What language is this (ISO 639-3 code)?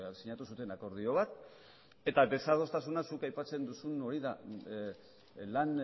eus